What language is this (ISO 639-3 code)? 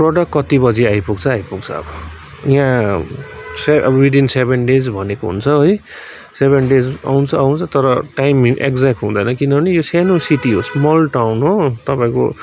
nep